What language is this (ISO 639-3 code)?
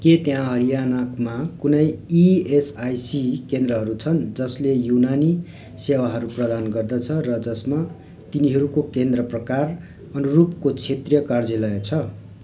nep